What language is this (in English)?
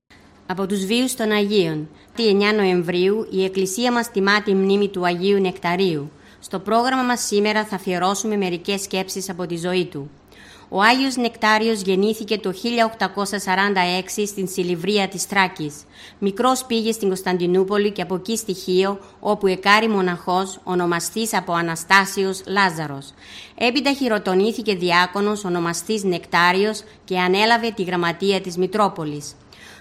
Greek